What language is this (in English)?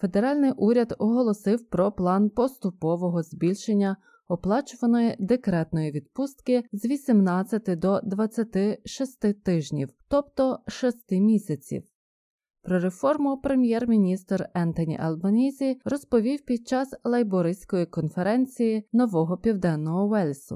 Ukrainian